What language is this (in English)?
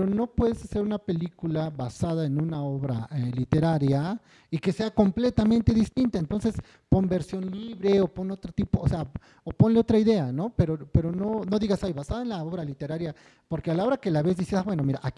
Spanish